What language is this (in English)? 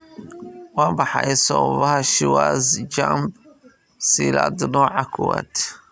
Somali